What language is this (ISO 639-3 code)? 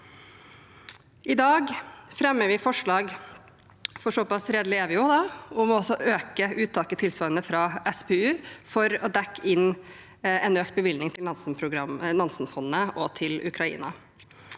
nor